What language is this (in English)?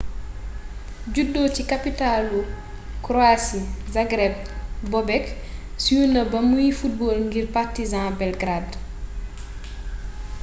Wolof